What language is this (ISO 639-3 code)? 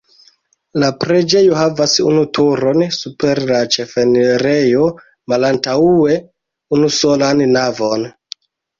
epo